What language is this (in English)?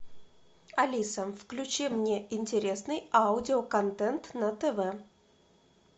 Russian